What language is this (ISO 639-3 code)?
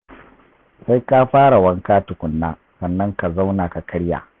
hau